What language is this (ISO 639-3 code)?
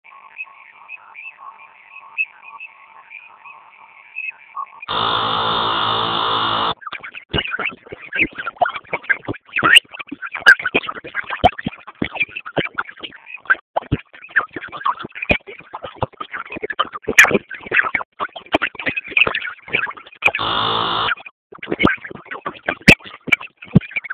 swa